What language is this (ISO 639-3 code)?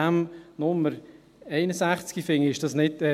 gsw